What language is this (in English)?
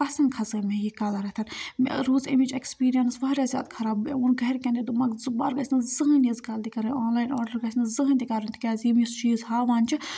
Kashmiri